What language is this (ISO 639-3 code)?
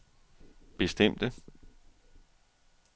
dan